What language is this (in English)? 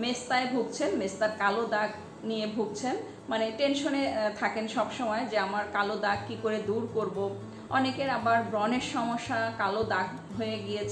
Hindi